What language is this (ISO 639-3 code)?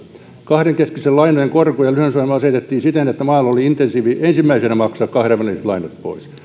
fin